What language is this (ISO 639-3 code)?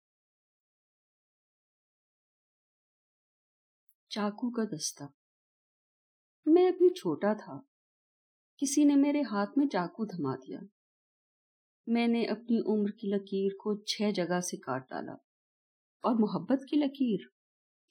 urd